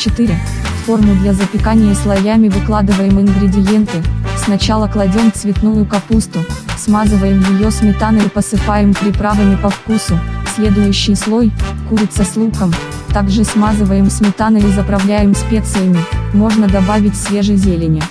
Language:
Russian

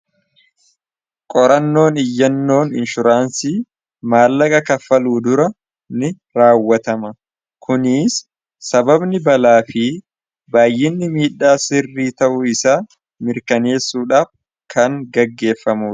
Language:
Oromo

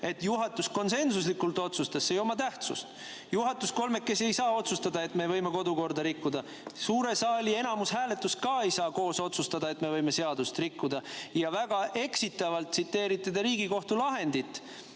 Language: Estonian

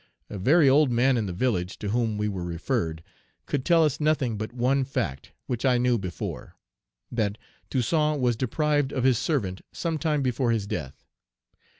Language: English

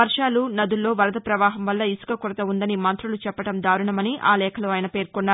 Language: Telugu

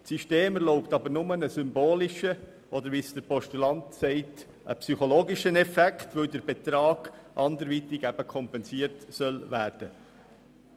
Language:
Swiss German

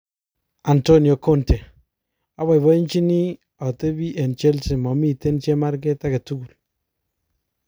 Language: Kalenjin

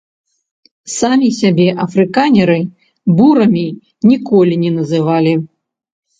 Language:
Belarusian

